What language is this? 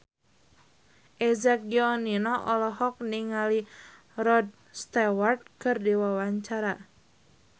Sundanese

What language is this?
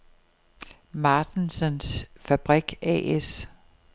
Danish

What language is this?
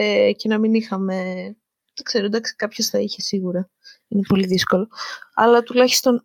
Greek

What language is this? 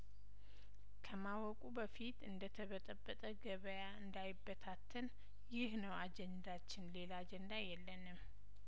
Amharic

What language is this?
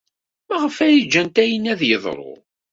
Kabyle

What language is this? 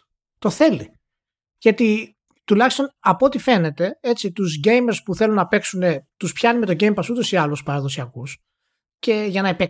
Greek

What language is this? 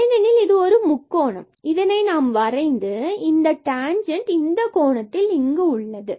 Tamil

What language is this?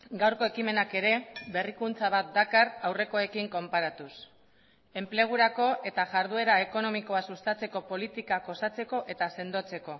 Basque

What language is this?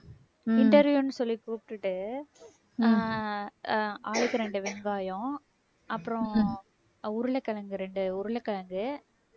Tamil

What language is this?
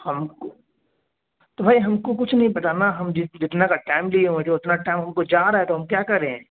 Urdu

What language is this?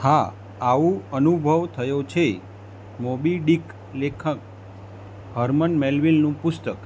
Gujarati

